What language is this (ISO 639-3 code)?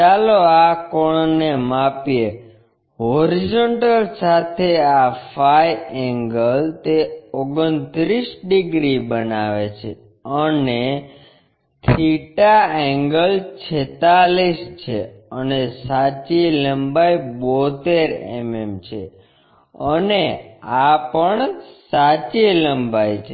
guj